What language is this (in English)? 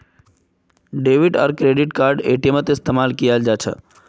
Magahi